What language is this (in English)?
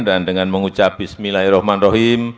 Indonesian